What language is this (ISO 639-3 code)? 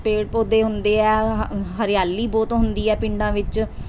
pan